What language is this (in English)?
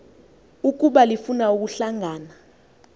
Xhosa